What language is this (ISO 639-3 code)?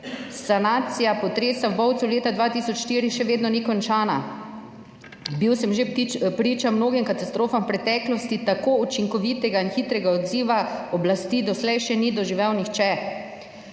slv